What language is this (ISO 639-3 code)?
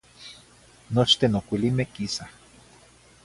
nhi